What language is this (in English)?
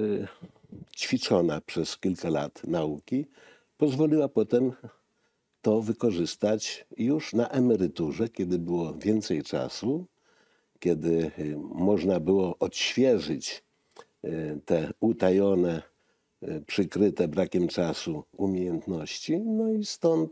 Polish